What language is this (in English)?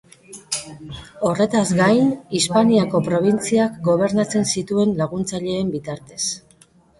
Basque